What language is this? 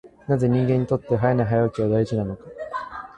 Japanese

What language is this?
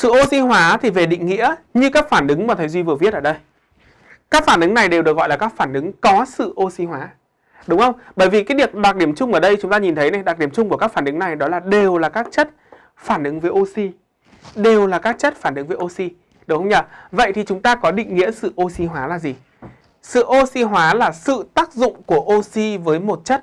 Vietnamese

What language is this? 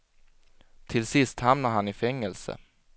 Swedish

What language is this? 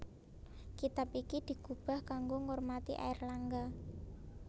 Javanese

